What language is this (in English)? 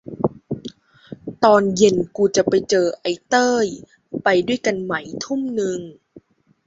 Thai